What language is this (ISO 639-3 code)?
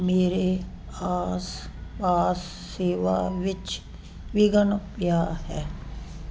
pan